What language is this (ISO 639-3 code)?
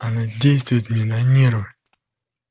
rus